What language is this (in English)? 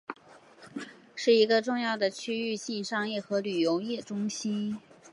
Chinese